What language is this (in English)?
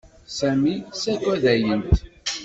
Kabyle